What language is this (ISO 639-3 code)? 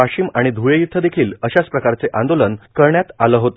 mar